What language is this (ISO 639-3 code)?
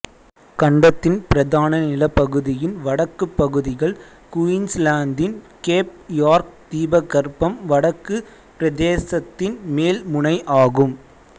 tam